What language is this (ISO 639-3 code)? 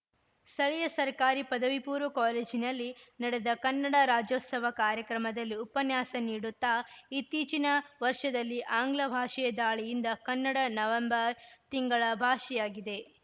kan